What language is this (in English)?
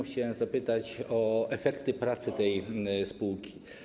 Polish